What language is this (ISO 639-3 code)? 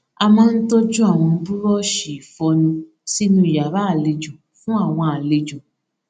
yor